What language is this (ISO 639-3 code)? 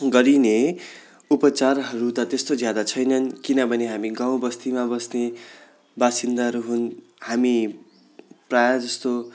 nep